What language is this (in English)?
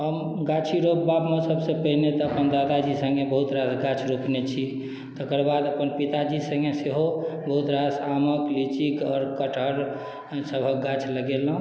Maithili